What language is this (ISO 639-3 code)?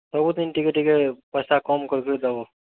ori